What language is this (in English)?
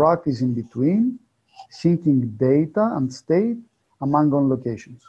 English